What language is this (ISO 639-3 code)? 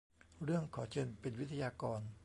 tha